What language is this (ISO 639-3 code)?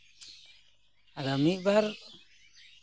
sat